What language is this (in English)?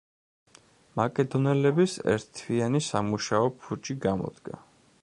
Georgian